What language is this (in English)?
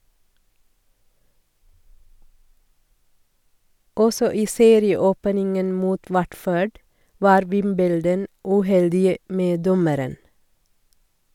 Norwegian